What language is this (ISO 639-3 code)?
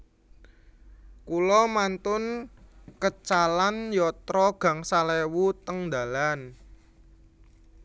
jav